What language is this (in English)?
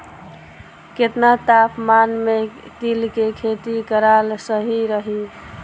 Bhojpuri